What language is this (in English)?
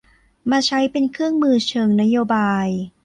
Thai